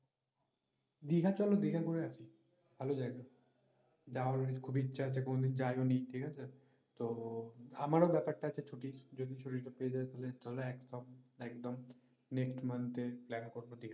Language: Bangla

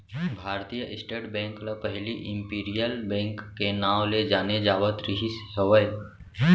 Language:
Chhattisgarhi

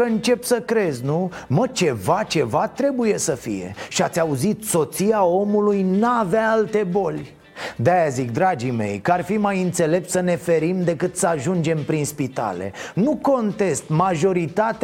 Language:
Romanian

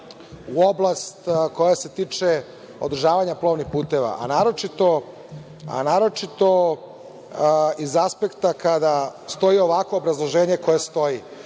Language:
Serbian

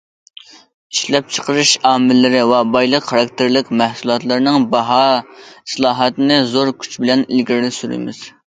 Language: Uyghur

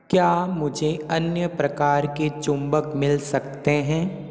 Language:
Hindi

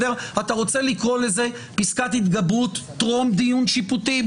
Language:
Hebrew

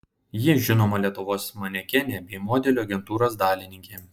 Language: Lithuanian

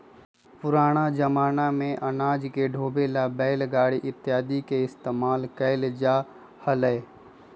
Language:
Magahi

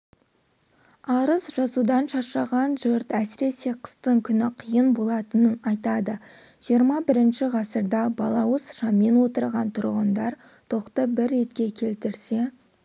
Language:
Kazakh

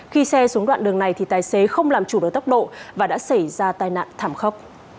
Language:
Vietnamese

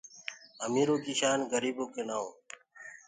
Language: Gurgula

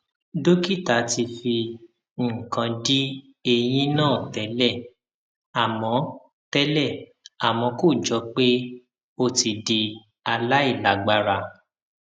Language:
Yoruba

